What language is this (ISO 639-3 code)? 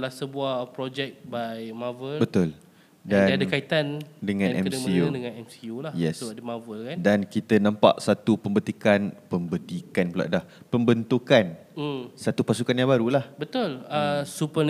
msa